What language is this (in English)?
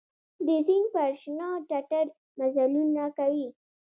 Pashto